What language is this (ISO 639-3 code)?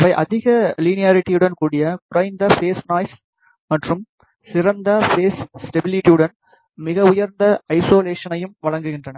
tam